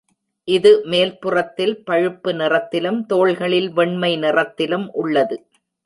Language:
Tamil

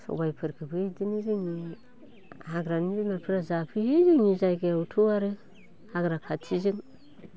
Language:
Bodo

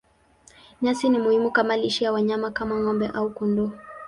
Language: Swahili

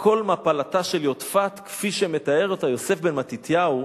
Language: Hebrew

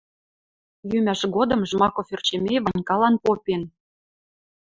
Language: Western Mari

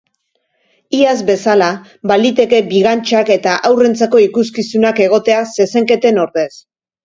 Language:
Basque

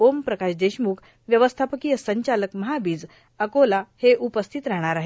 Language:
Marathi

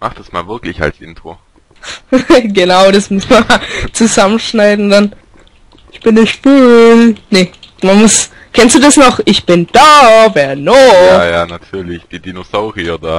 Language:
German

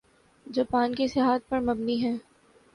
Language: Urdu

